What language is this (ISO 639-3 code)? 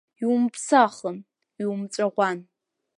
abk